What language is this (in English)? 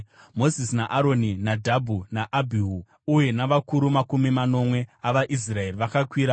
Shona